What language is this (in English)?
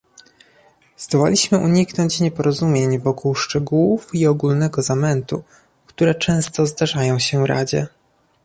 Polish